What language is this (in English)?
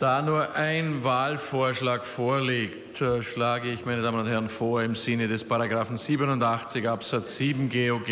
German